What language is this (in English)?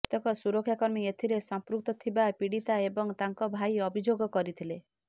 Odia